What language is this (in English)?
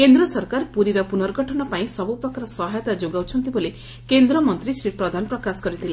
Odia